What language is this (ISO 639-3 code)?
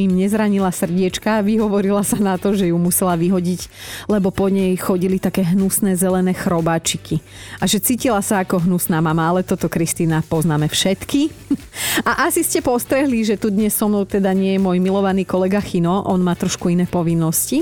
slk